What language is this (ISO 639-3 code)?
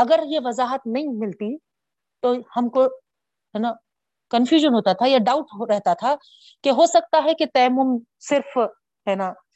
urd